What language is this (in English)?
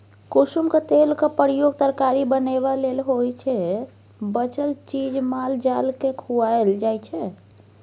Maithili